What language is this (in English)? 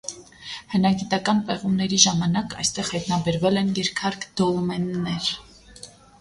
Armenian